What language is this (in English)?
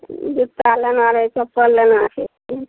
Maithili